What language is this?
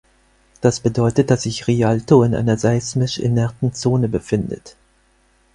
German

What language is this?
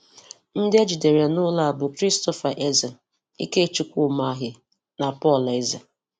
Igbo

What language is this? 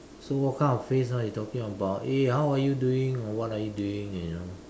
English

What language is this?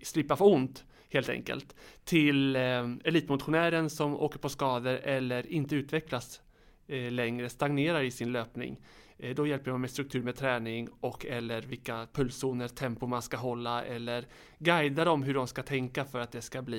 Swedish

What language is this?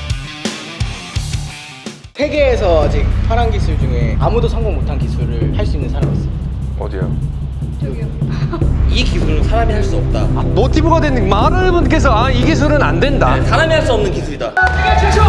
Korean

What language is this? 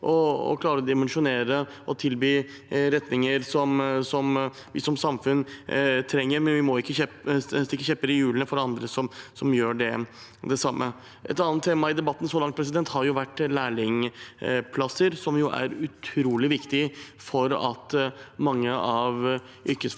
Norwegian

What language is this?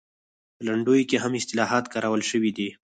Pashto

